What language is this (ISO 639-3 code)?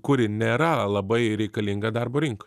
lit